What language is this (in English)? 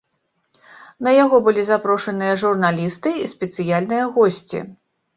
Belarusian